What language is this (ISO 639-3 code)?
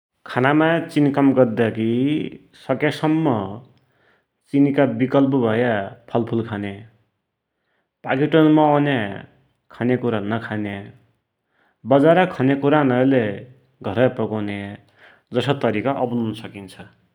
dty